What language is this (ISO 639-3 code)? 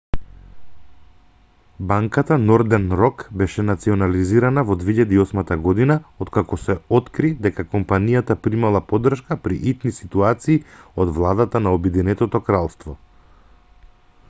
mkd